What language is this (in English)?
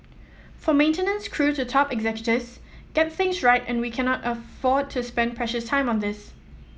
English